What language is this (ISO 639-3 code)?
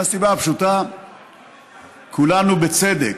heb